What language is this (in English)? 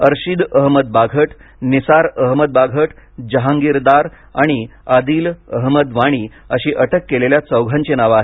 Marathi